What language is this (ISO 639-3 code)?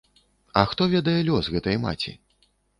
bel